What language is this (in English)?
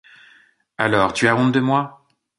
French